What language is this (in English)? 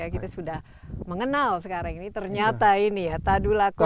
Indonesian